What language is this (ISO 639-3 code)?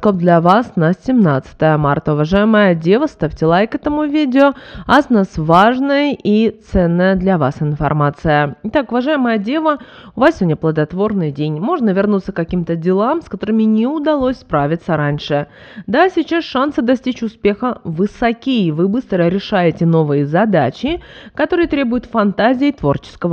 rus